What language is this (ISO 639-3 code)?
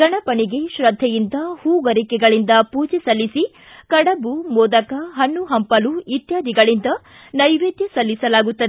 kan